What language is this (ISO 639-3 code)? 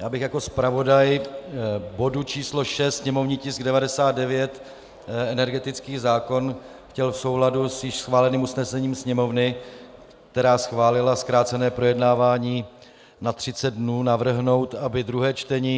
ces